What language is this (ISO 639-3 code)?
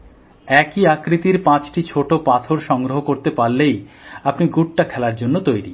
ben